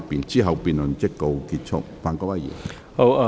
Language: Cantonese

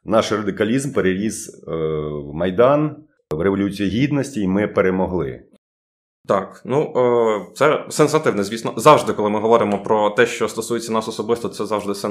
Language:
Ukrainian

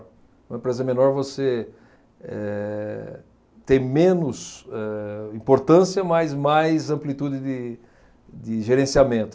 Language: Portuguese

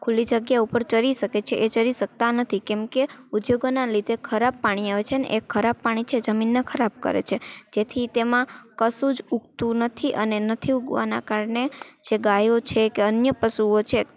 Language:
Gujarati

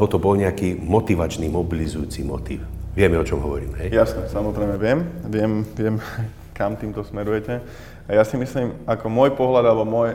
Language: Slovak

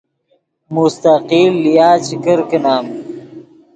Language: Yidgha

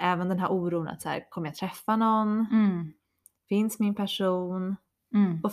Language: Swedish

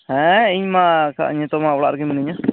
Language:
Santali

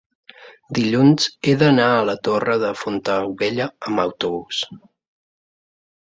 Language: Catalan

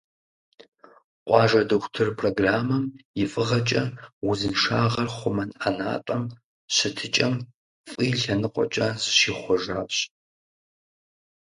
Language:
Kabardian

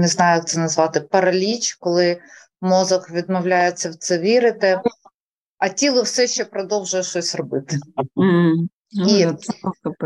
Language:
Ukrainian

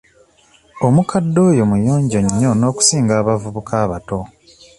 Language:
Ganda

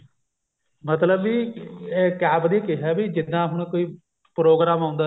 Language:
Punjabi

